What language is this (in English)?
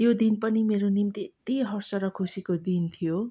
Nepali